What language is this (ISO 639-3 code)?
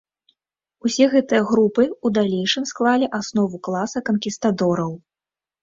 bel